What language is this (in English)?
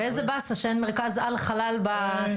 Hebrew